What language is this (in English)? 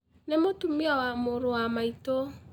Kikuyu